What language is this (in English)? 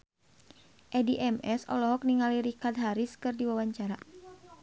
Sundanese